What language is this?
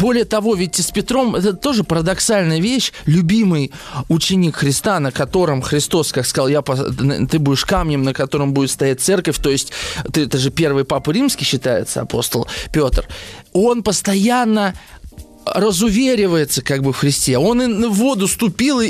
Russian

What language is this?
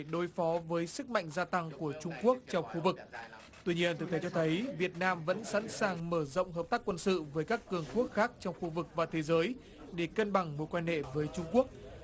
Vietnamese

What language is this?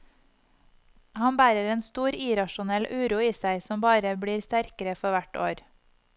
Norwegian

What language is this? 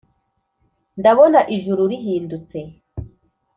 Kinyarwanda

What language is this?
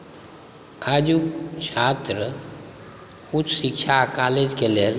Maithili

